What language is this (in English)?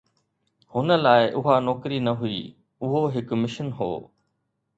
Sindhi